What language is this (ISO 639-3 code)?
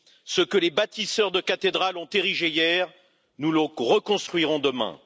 fra